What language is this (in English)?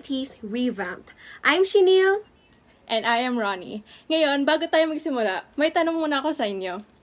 Filipino